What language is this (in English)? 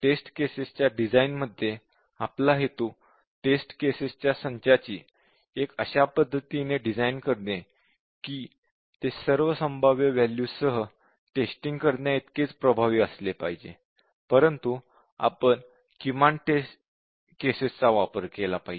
Marathi